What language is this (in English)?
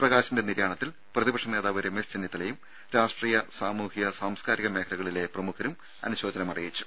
Malayalam